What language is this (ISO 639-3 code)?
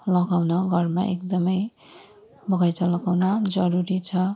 nep